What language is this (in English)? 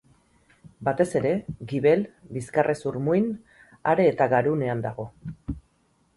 Basque